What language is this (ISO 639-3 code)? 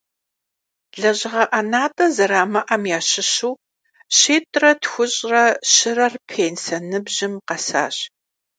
kbd